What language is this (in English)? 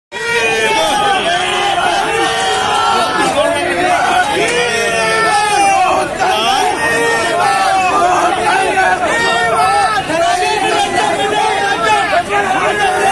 Arabic